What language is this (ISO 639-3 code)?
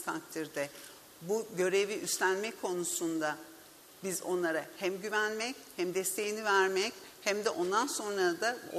tur